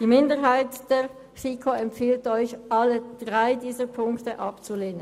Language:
Swiss German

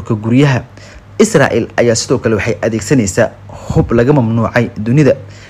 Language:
Arabic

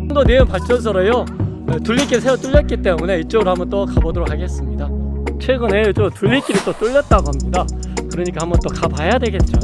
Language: Korean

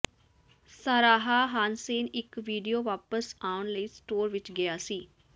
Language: Punjabi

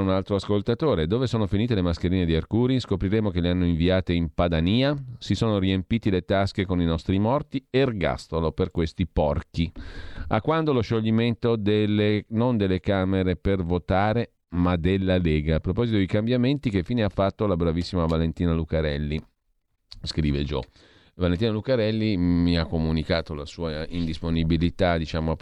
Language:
Italian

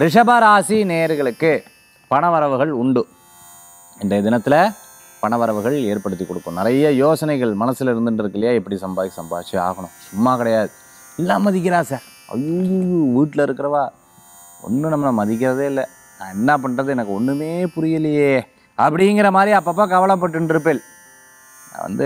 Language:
Tamil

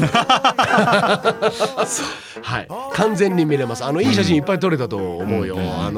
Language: Japanese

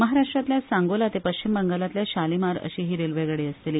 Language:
Konkani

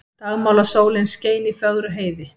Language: Icelandic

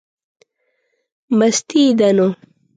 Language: Pashto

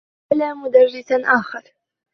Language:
Arabic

